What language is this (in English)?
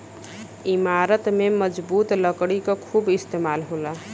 Bhojpuri